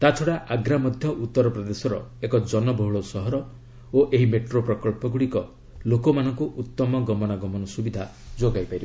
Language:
Odia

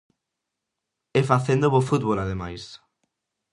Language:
Galician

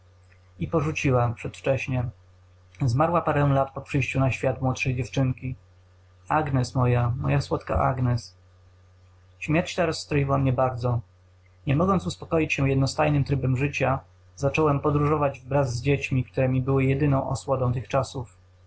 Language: Polish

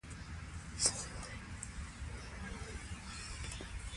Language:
Pashto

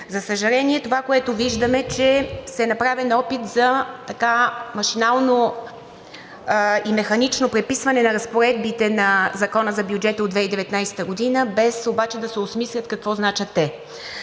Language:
Bulgarian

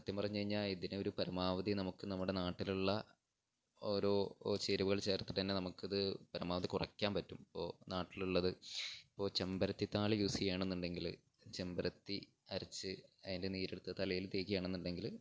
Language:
Malayalam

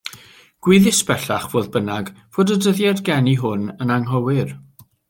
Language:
Welsh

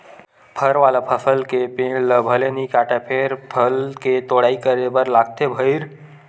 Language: Chhattisgarhi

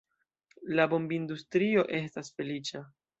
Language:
Esperanto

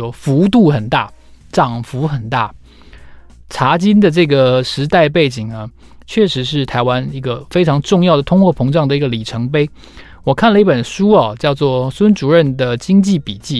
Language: Chinese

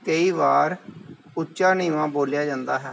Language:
Punjabi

